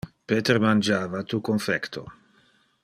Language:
Interlingua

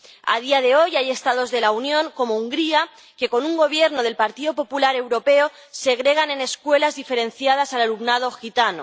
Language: Spanish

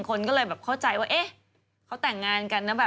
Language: Thai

